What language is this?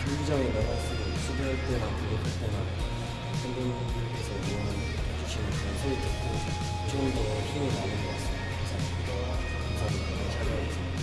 Korean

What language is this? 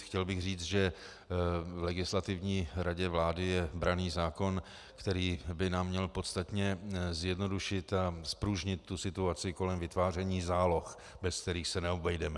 Czech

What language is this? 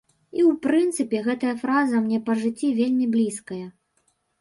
Belarusian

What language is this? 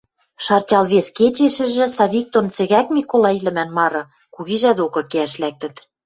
Western Mari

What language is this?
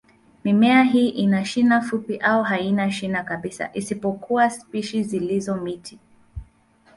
Swahili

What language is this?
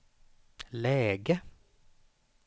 Swedish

